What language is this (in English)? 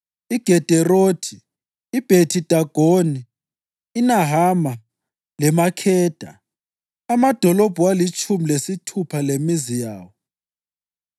North Ndebele